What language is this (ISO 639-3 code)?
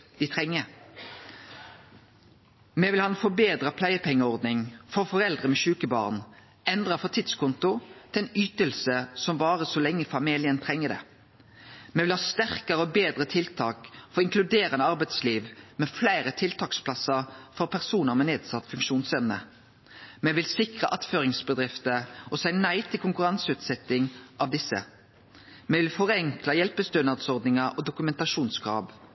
nno